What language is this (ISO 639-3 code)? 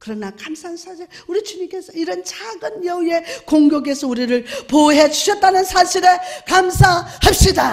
kor